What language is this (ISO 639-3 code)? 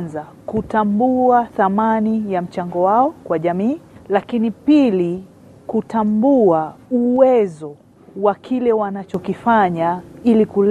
swa